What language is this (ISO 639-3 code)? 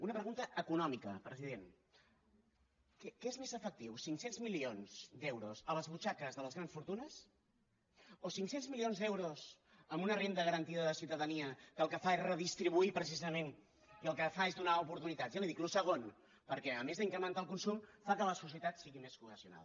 cat